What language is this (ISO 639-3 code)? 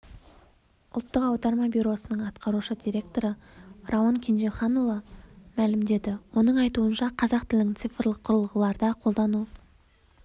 kaz